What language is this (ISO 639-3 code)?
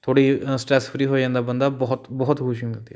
pan